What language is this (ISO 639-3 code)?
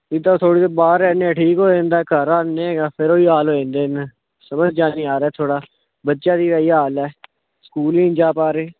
pan